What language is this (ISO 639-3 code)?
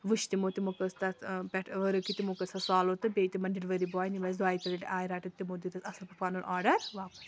kas